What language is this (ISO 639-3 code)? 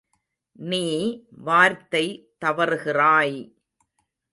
tam